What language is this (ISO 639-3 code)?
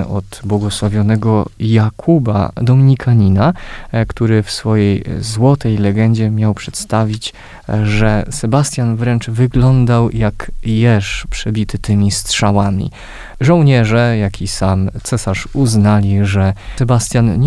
pol